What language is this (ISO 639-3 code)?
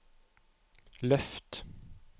nor